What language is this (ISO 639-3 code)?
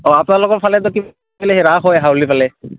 asm